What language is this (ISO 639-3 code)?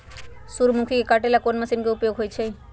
mag